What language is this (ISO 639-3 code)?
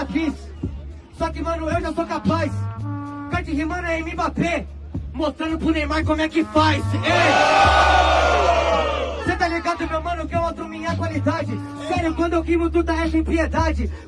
por